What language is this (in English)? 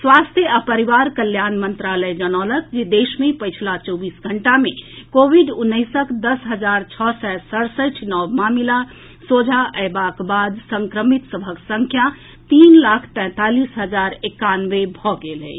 Maithili